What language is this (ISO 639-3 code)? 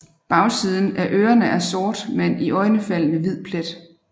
dan